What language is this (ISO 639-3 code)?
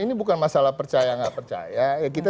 ind